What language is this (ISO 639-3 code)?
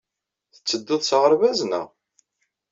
kab